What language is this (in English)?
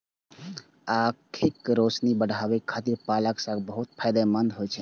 Maithili